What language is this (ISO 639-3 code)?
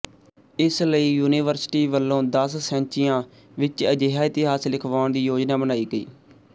pan